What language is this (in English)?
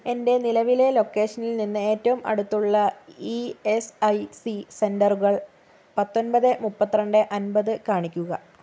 Malayalam